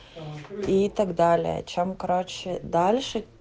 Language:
Russian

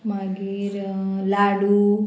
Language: Konkani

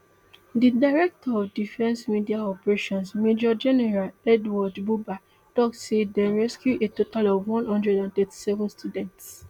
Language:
Nigerian Pidgin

